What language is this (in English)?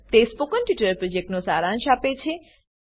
Gujarati